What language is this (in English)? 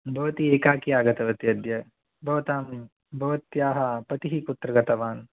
Sanskrit